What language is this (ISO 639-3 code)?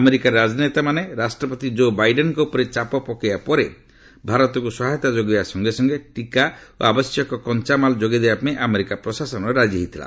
ori